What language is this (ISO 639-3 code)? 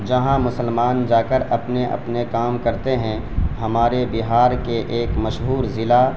urd